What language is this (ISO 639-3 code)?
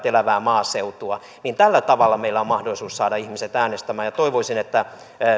fin